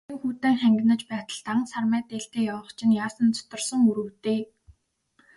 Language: Mongolian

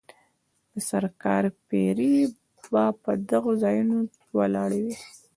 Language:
Pashto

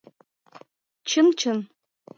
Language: Mari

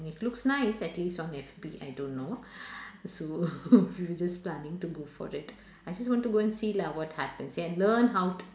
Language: English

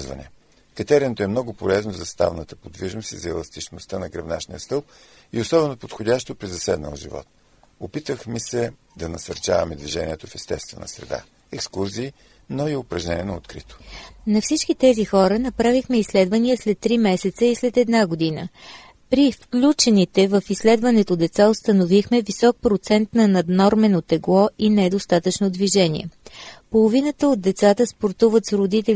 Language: Bulgarian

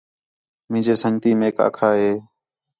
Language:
Khetrani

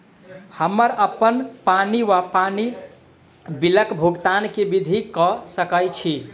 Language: Maithili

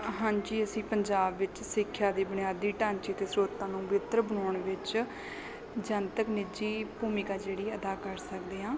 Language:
Punjabi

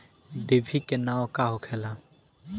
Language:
Bhojpuri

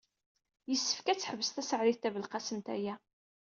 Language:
Kabyle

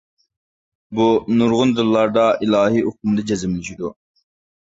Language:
Uyghur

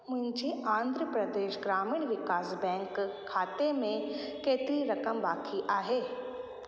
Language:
Sindhi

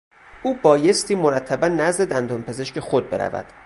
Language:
Persian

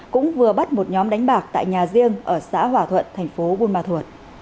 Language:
Vietnamese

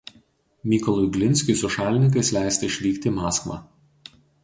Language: Lithuanian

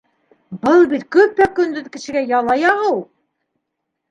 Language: Bashkir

